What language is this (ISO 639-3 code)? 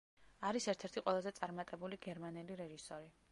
kat